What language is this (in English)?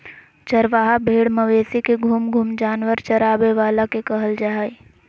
Magahi